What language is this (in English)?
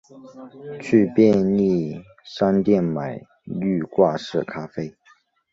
Chinese